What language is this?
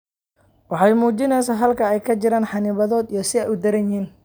Somali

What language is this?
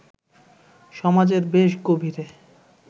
Bangla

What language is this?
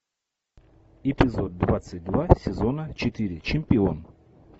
Russian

